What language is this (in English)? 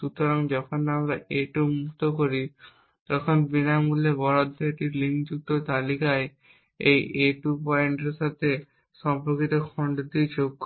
Bangla